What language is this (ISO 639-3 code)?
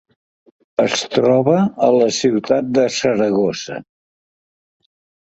cat